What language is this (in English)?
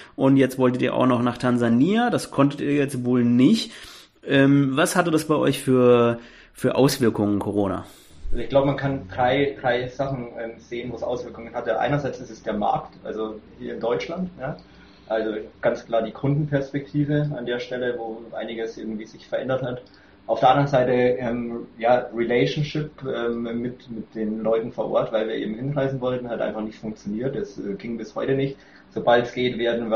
German